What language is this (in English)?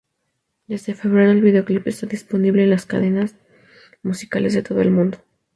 Spanish